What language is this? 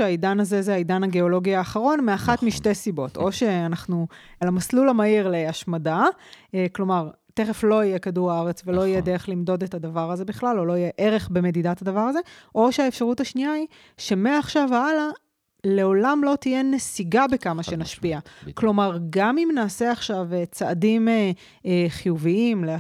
Hebrew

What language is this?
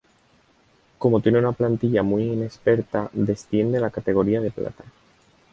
Spanish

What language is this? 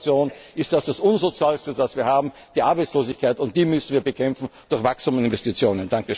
German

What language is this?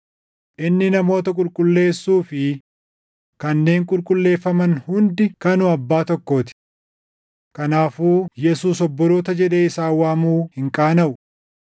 Oromo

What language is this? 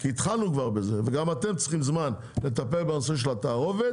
Hebrew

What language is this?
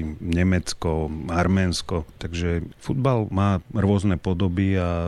Slovak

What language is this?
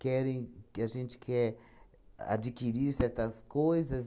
Portuguese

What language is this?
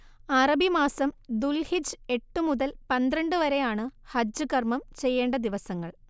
Malayalam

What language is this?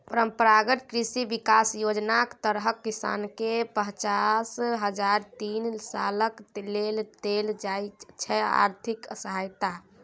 Maithili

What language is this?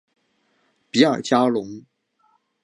Chinese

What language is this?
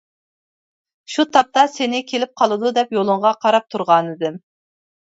Uyghur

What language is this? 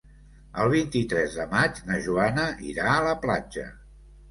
Catalan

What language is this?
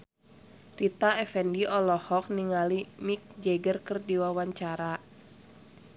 Sundanese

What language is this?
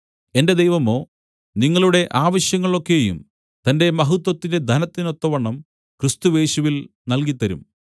Malayalam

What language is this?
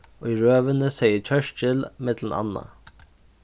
Faroese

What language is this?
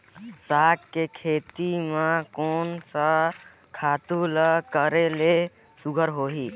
Chhattisgarhi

